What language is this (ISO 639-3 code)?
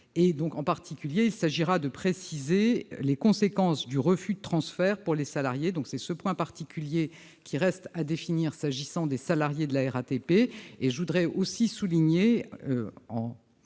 fra